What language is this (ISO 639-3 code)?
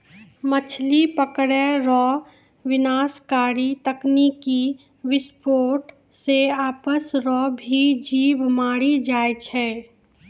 mai